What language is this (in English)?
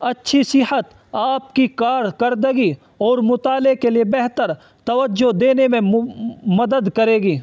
Urdu